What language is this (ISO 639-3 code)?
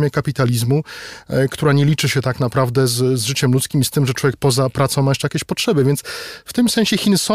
pol